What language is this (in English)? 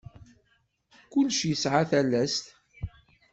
Kabyle